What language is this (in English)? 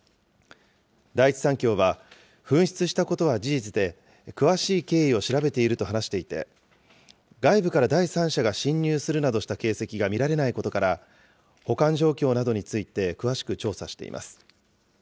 Japanese